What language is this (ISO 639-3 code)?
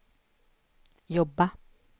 swe